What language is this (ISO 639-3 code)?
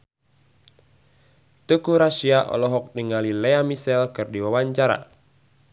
sun